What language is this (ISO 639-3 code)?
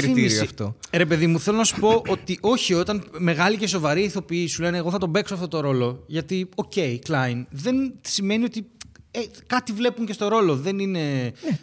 ell